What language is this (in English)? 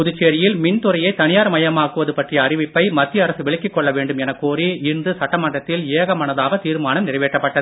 Tamil